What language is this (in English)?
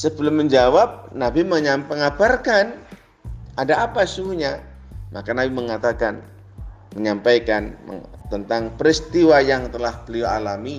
Indonesian